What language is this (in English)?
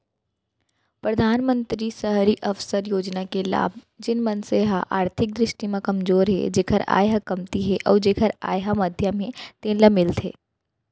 Chhattisgarhi